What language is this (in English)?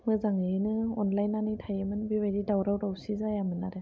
Bodo